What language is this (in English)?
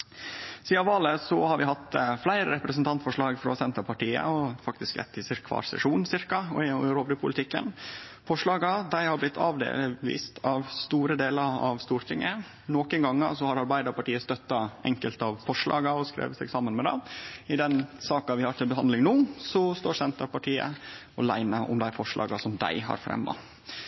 Norwegian Nynorsk